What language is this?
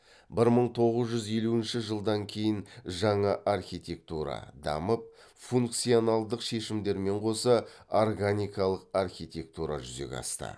Kazakh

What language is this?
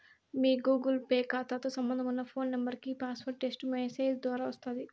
Telugu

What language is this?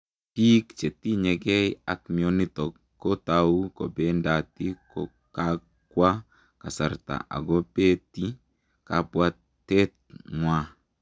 Kalenjin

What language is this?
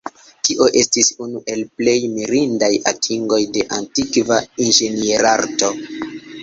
Esperanto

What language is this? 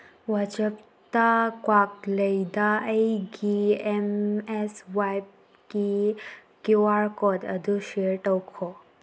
Manipuri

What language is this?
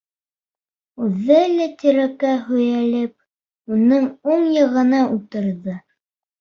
Bashkir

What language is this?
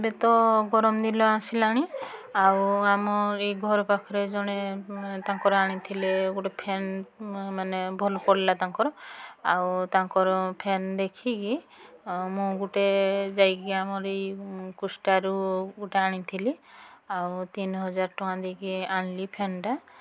Odia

